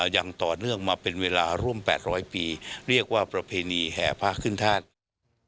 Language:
Thai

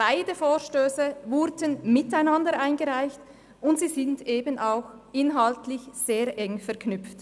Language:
Swiss German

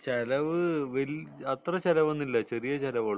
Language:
Malayalam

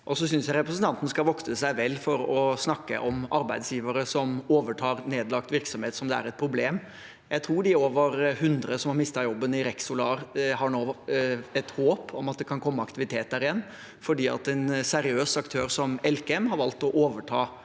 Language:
Norwegian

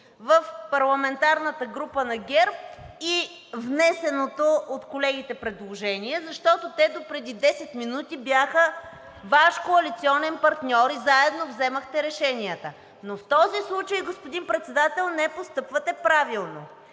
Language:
Bulgarian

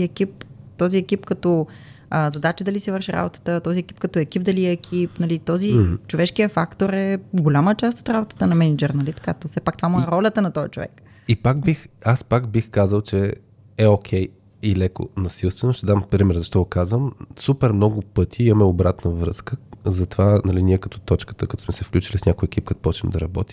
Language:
Bulgarian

